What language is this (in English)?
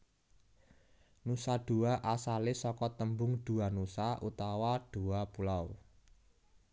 Javanese